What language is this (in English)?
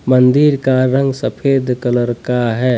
Hindi